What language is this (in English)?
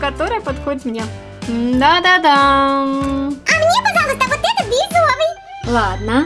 Russian